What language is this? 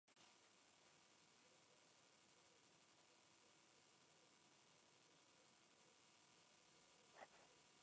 Spanish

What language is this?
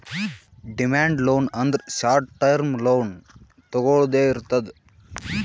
Kannada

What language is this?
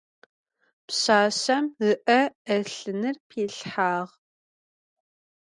Adyghe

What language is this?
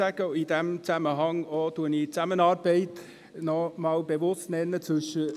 Swiss German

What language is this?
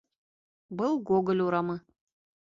Bashkir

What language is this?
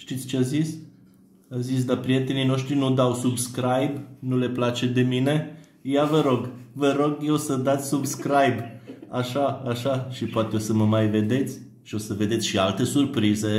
Romanian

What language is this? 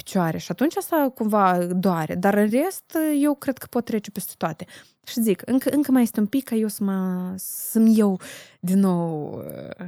Romanian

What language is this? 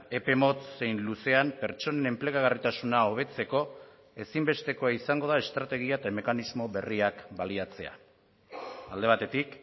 Basque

